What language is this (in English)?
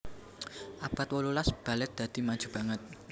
Javanese